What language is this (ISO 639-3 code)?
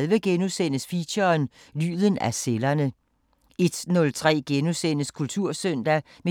dan